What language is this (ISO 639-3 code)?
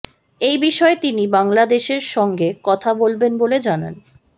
ben